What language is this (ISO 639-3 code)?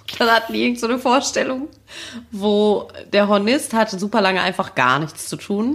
deu